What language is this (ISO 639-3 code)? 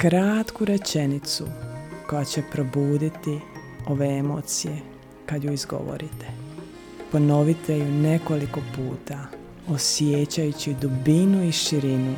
hrv